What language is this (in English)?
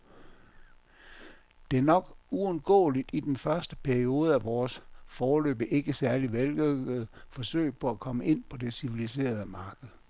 Danish